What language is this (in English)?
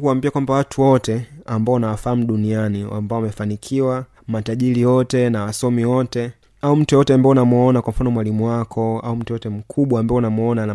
Swahili